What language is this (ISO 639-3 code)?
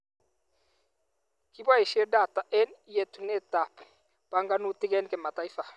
kln